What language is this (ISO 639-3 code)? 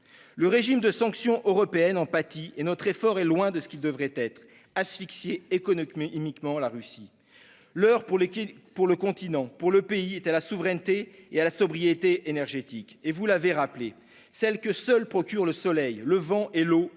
fra